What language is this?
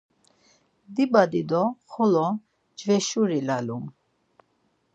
Laz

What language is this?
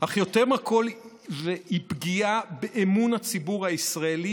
Hebrew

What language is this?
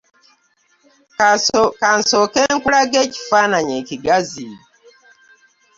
Ganda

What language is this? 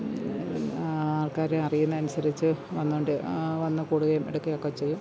Malayalam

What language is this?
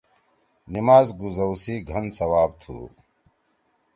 Torwali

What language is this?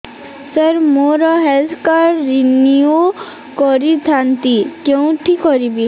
Odia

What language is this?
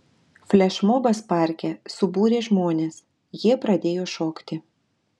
Lithuanian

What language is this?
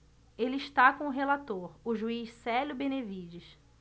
Portuguese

